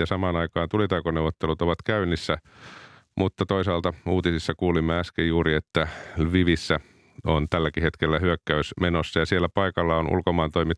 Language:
Finnish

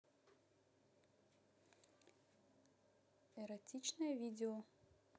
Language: Russian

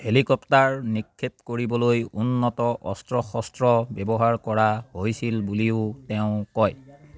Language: Assamese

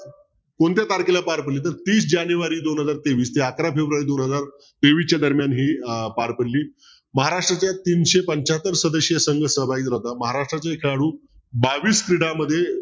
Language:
Marathi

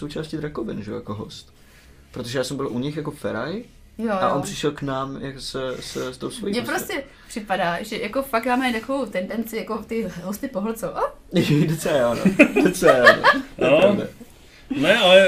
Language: Czech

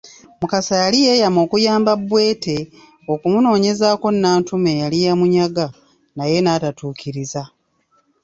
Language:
Ganda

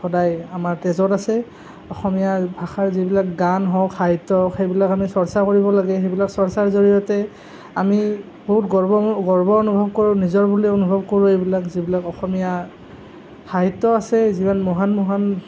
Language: Assamese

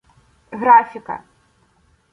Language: Ukrainian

